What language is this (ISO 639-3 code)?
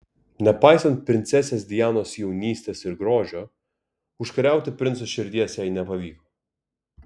lit